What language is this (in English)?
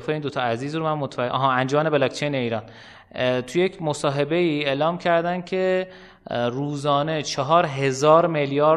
Persian